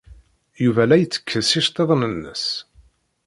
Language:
Kabyle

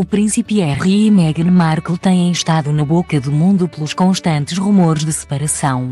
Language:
Portuguese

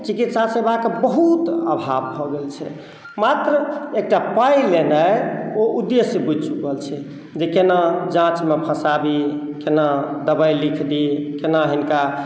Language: Maithili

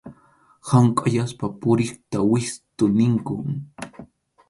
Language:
Arequipa-La Unión Quechua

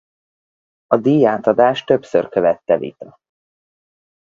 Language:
Hungarian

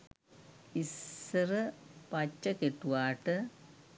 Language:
Sinhala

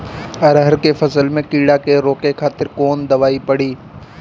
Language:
Bhojpuri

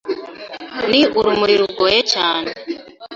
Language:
Kinyarwanda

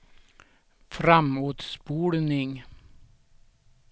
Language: Swedish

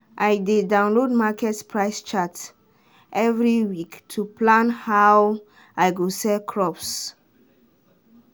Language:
Nigerian Pidgin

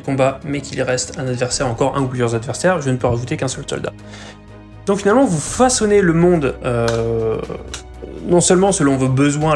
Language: French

